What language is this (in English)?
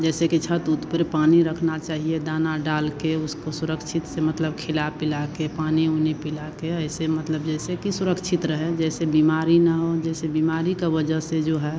Hindi